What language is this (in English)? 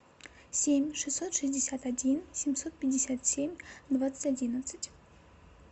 Russian